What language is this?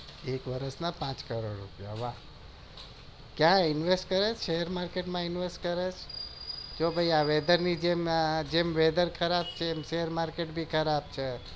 Gujarati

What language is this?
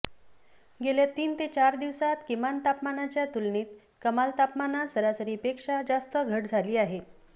Marathi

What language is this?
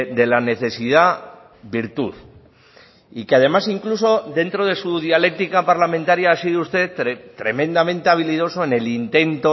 Spanish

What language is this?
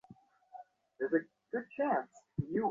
Bangla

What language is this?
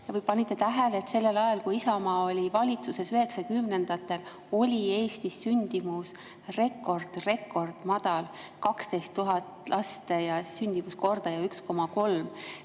Estonian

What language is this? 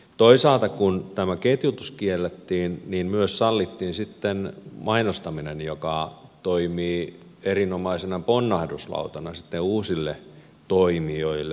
Finnish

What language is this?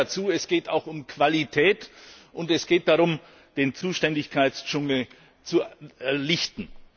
German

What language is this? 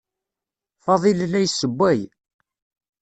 Kabyle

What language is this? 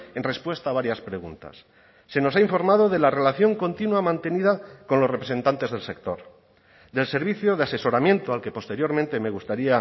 Spanish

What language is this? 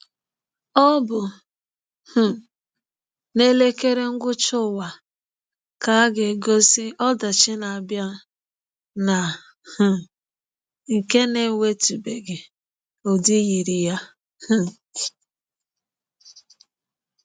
Igbo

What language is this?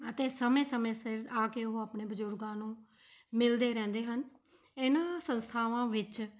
Punjabi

